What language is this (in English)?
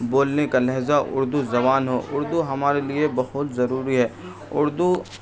Urdu